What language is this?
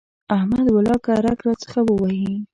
Pashto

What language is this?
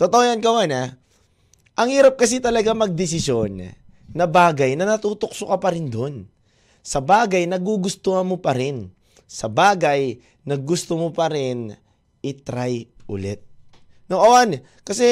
Filipino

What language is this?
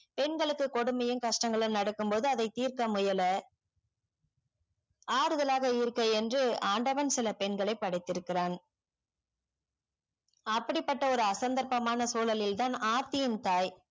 Tamil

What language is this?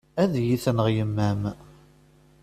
Kabyle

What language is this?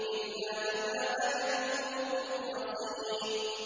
Arabic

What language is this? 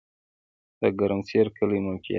Pashto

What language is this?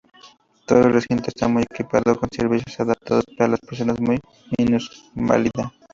Spanish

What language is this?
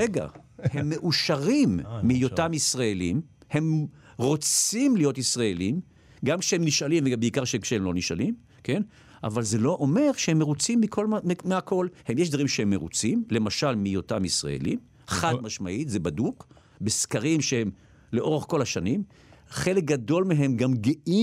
Hebrew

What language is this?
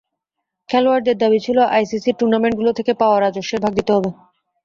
Bangla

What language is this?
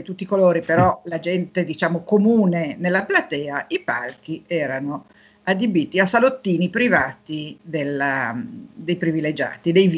Italian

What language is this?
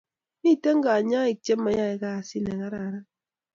Kalenjin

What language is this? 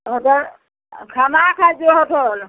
Maithili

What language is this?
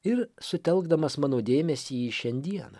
Lithuanian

